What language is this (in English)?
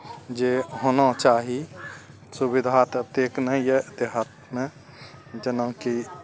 Maithili